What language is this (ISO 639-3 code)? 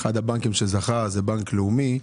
heb